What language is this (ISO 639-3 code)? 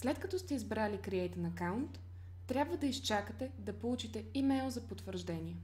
bul